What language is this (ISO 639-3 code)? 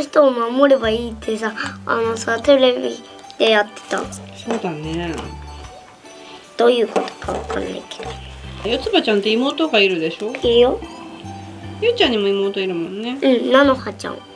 jpn